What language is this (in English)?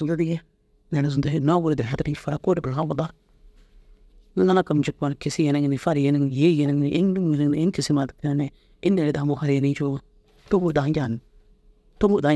Dazaga